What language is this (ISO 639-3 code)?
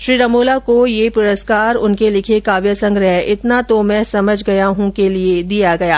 hin